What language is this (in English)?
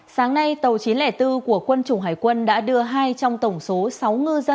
Vietnamese